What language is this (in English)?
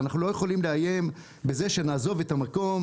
Hebrew